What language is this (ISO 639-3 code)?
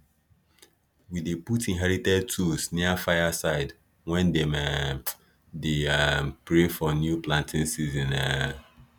pcm